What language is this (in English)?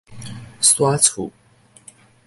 Min Nan Chinese